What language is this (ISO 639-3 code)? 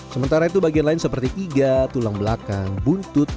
ind